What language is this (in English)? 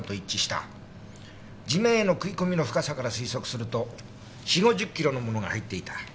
Japanese